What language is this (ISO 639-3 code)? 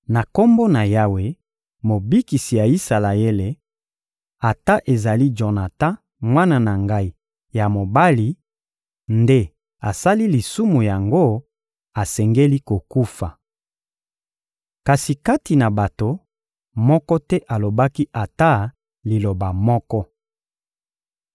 lin